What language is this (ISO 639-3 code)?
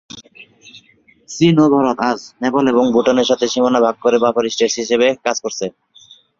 ben